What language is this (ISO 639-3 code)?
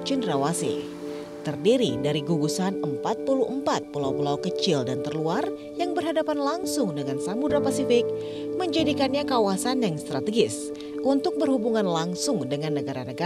ind